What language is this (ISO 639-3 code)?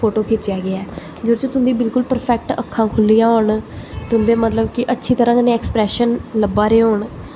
doi